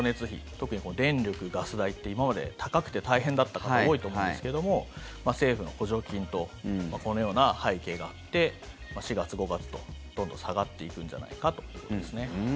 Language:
Japanese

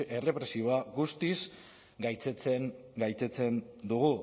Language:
Basque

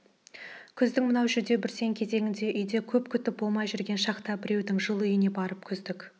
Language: Kazakh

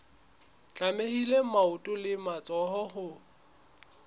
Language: Southern Sotho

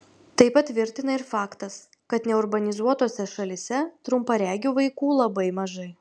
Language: Lithuanian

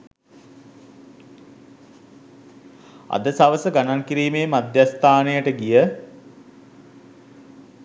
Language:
Sinhala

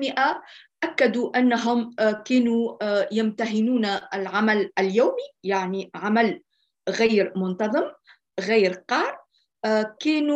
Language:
Arabic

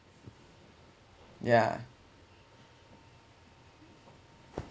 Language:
English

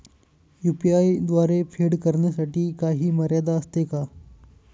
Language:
Marathi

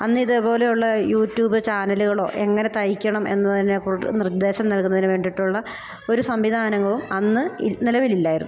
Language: Malayalam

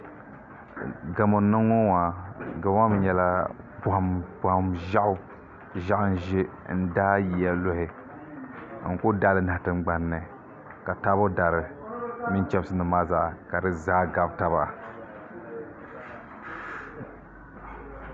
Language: Dagbani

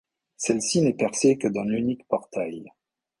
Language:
French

